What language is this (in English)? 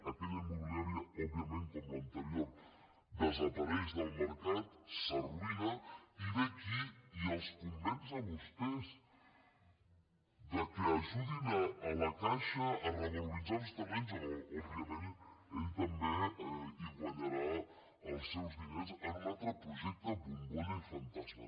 Catalan